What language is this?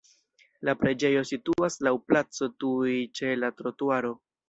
Esperanto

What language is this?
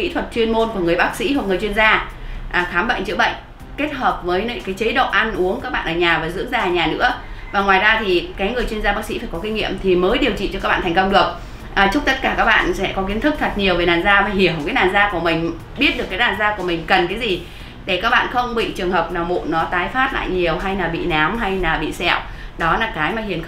Vietnamese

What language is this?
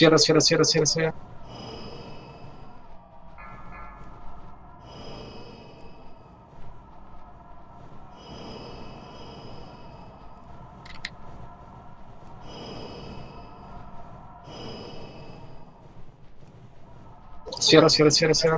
Russian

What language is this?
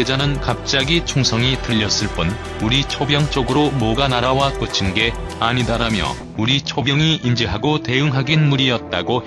Korean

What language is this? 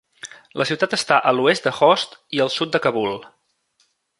Catalan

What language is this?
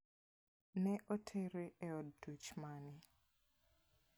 Luo (Kenya and Tanzania)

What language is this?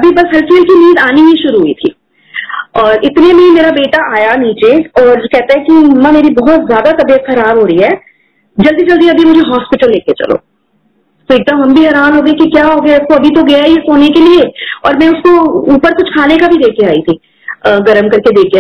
Hindi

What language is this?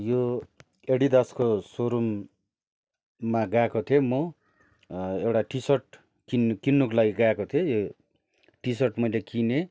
Nepali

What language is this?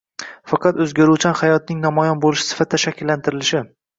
Uzbek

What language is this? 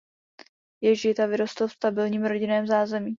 Czech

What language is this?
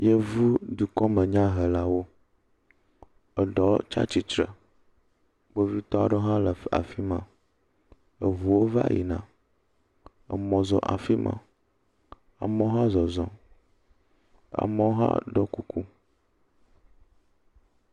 Ewe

